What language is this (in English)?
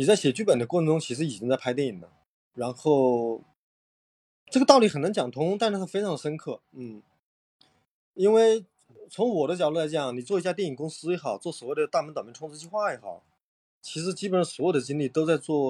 Chinese